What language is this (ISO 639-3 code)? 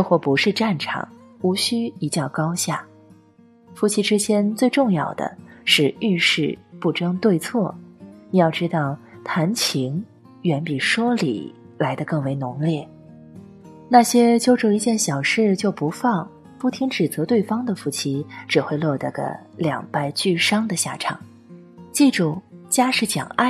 zho